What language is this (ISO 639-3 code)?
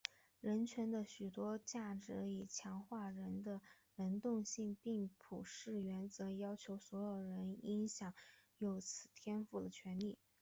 zho